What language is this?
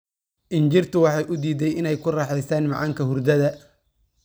Somali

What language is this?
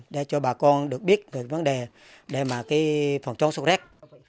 Vietnamese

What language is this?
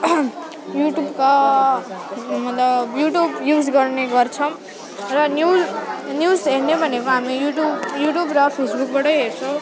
Nepali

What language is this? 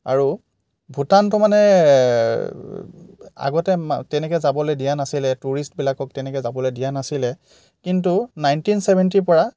Assamese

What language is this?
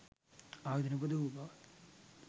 Sinhala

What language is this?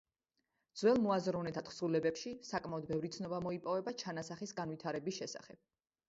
Georgian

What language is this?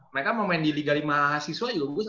Indonesian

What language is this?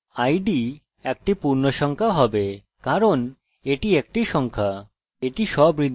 Bangla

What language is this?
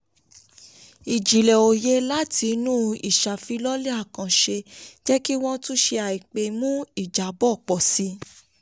Yoruba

